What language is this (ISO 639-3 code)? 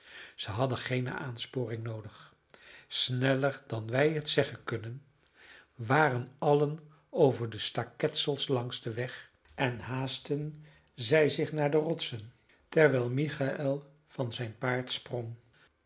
nld